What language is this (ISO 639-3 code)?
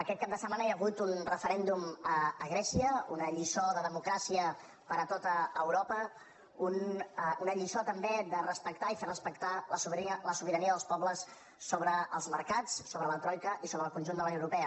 cat